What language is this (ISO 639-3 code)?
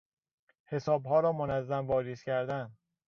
fas